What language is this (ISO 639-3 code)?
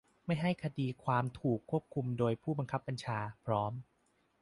tha